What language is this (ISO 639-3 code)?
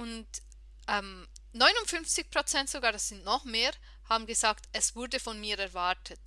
deu